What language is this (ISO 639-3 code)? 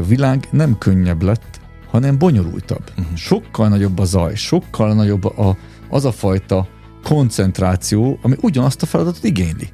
hun